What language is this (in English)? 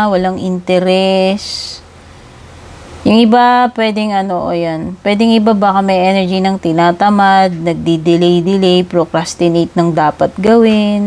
Filipino